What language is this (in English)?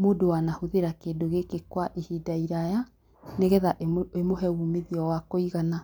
Kikuyu